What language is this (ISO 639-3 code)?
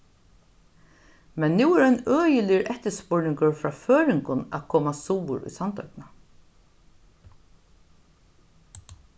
fao